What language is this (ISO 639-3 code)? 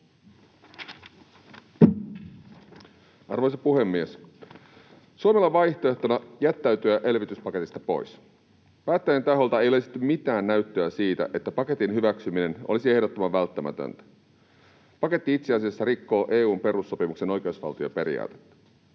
fin